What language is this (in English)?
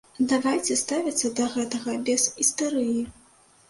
Belarusian